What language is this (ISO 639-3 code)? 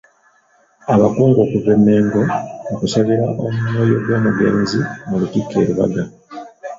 lug